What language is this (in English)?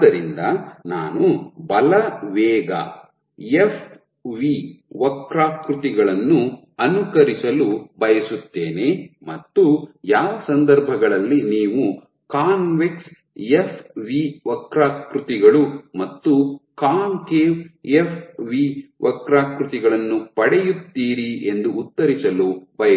Kannada